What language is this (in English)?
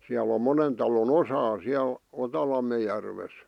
Finnish